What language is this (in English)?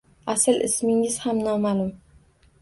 Uzbek